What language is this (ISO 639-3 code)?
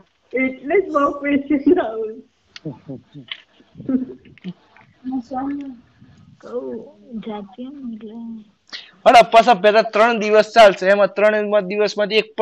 guj